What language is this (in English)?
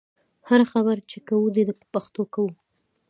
Pashto